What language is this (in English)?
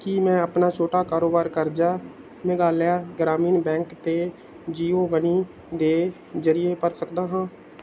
Punjabi